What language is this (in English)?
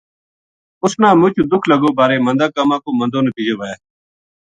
Gujari